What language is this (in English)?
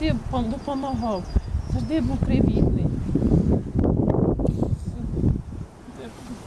Ukrainian